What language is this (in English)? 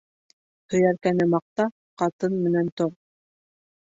Bashkir